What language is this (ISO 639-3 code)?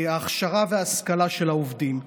heb